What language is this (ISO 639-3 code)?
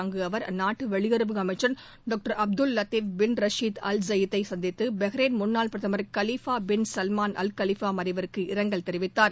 tam